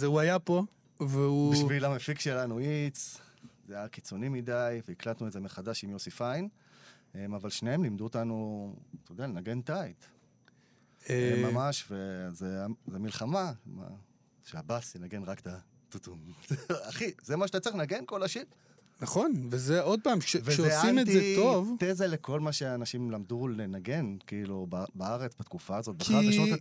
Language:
Hebrew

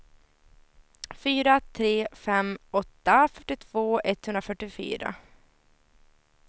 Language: Swedish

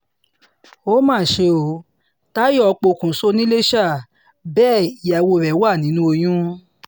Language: Yoruba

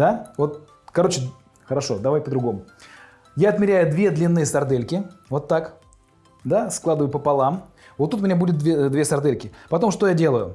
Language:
Russian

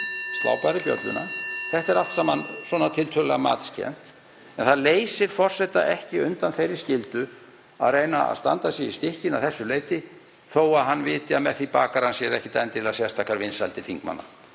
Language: Icelandic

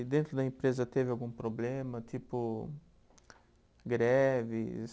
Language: Portuguese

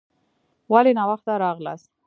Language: Pashto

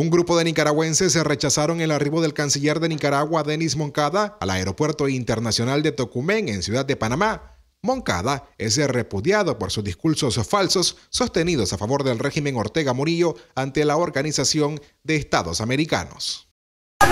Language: Spanish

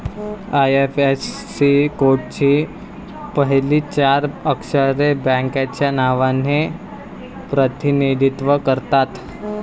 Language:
Marathi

